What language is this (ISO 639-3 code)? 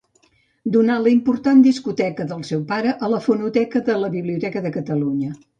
cat